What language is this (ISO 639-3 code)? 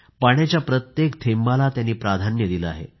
mar